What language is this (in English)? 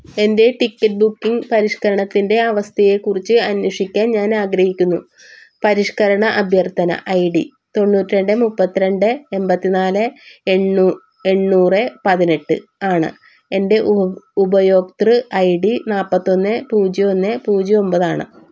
Malayalam